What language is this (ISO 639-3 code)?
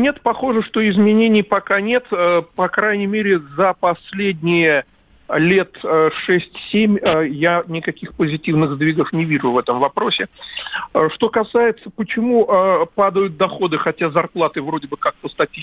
rus